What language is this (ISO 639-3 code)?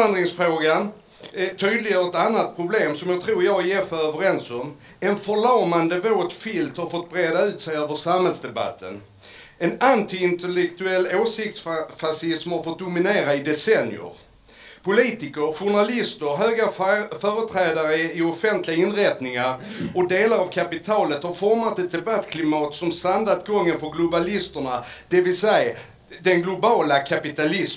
swe